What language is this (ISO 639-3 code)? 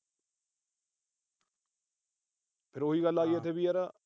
pan